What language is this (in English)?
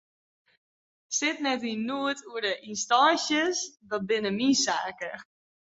Western Frisian